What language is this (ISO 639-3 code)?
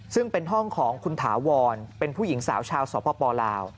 tha